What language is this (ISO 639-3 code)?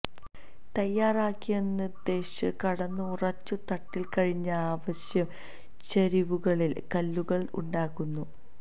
mal